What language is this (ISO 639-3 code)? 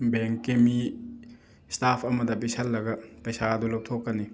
mni